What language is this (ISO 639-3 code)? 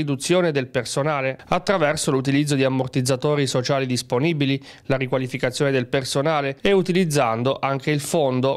ita